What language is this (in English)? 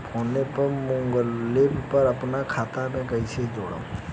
Bhojpuri